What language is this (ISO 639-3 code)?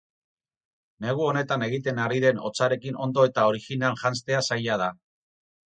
eus